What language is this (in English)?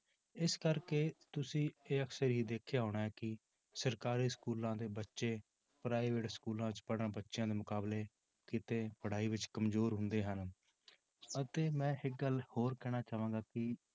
Punjabi